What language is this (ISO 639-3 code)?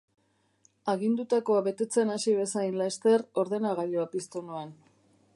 eus